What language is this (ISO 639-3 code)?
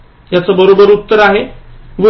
mar